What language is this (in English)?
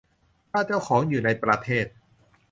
Thai